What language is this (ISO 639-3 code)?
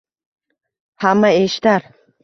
uzb